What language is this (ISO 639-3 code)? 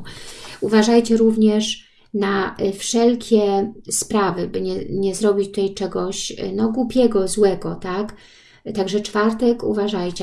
pol